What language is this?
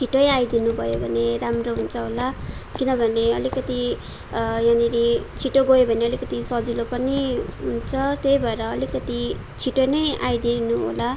Nepali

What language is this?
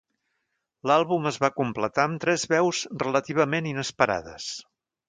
Catalan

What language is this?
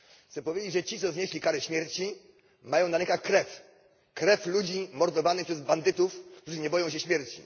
Polish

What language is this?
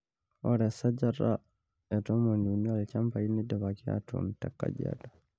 Masai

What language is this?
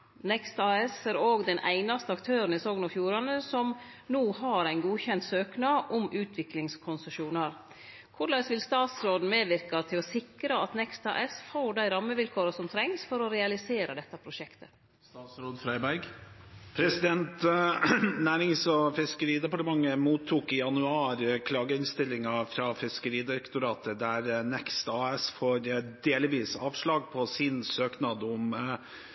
Norwegian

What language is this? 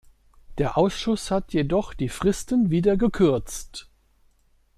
German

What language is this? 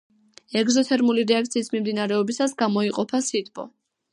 Georgian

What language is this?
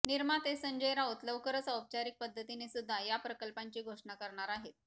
Marathi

